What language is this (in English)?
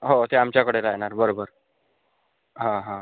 Marathi